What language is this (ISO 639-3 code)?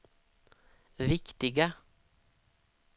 swe